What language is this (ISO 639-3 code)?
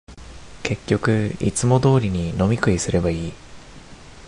jpn